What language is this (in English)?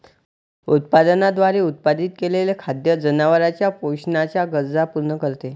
Marathi